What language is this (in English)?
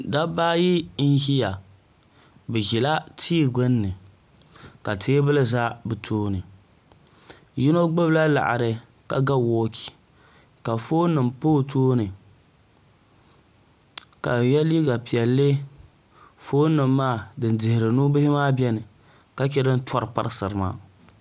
Dagbani